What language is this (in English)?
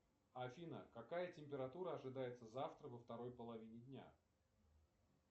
Russian